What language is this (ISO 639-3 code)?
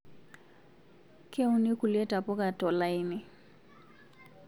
mas